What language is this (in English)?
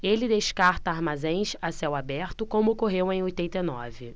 Portuguese